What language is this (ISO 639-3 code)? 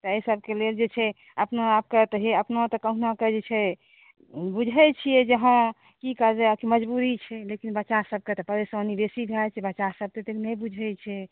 mai